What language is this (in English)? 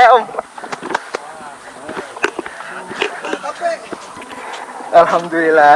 Indonesian